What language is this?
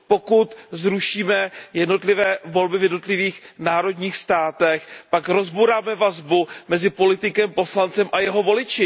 Czech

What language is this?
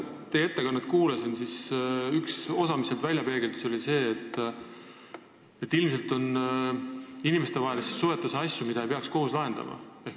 Estonian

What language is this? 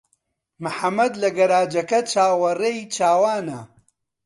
Central Kurdish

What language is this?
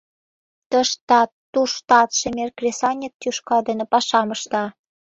Mari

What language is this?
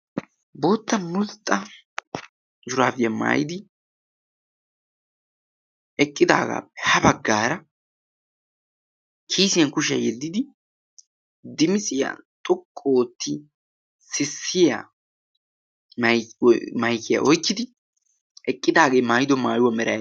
Wolaytta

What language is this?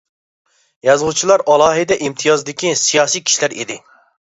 Uyghur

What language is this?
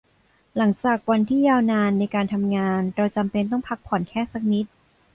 Thai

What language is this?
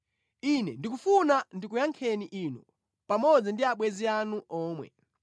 Nyanja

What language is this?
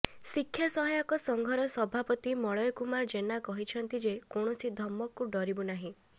Odia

